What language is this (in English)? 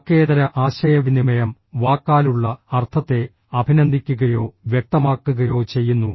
Malayalam